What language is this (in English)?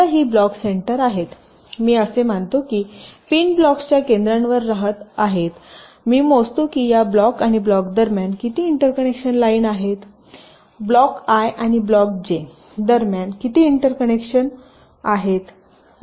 Marathi